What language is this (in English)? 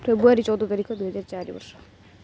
Odia